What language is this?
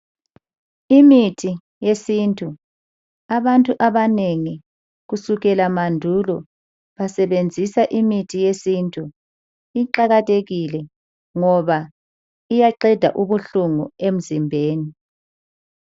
North Ndebele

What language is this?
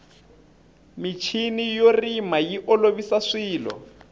Tsonga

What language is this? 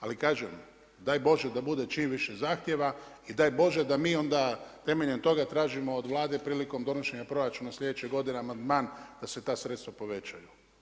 Croatian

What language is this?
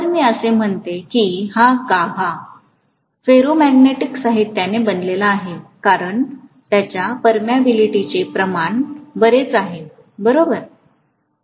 Marathi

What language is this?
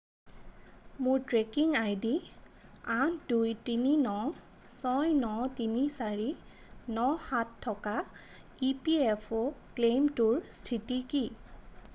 Assamese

